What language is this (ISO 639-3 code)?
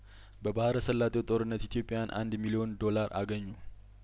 amh